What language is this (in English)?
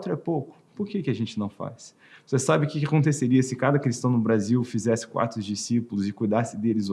Portuguese